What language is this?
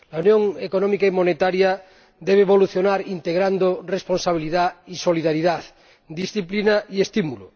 Spanish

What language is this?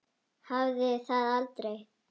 Icelandic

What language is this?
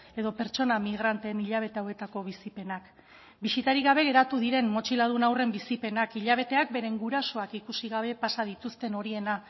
Basque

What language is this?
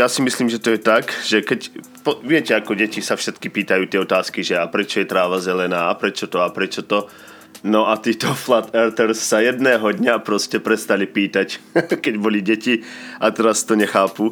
Slovak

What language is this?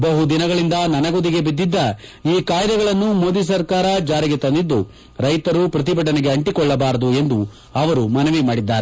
Kannada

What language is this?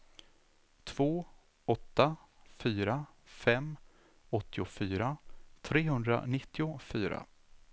Swedish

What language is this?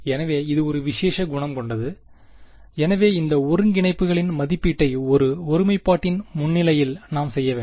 Tamil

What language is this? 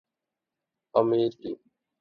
Urdu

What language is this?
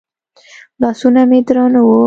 Pashto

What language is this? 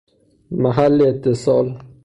Persian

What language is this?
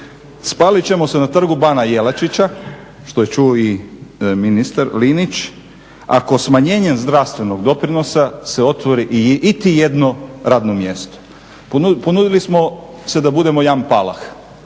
Croatian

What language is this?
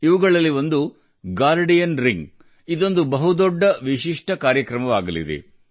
Kannada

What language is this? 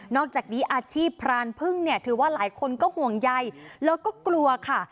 Thai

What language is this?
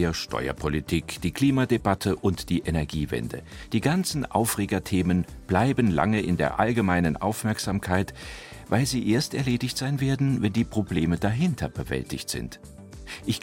German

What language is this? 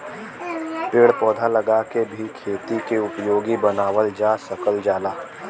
Bhojpuri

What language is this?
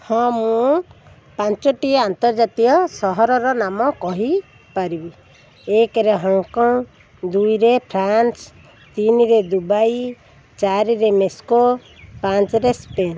Odia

